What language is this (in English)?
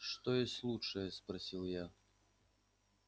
Russian